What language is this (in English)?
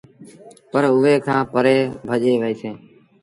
Sindhi Bhil